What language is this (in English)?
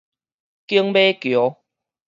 Min Nan Chinese